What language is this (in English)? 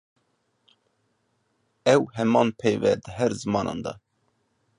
Kurdish